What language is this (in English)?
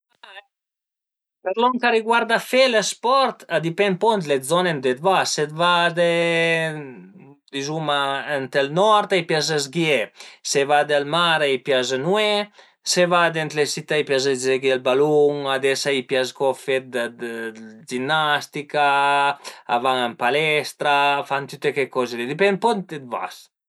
Piedmontese